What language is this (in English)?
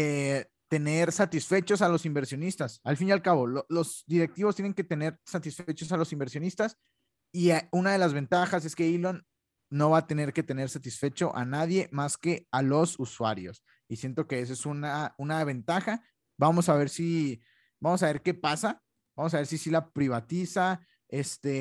Spanish